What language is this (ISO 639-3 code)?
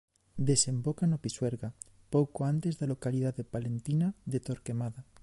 glg